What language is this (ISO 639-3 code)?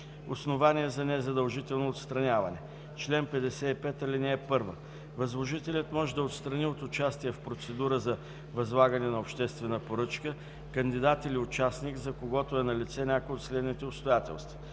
bul